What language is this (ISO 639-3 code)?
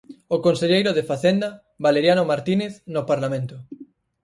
glg